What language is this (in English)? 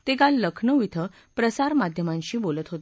Marathi